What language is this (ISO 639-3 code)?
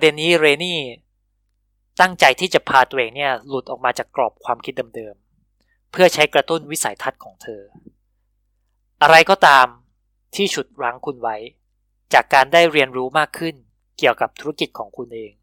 tha